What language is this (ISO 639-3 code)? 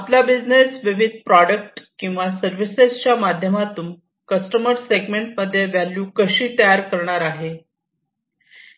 mar